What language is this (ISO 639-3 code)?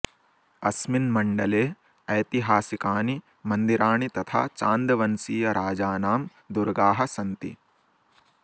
san